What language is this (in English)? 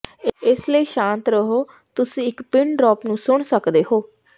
Punjabi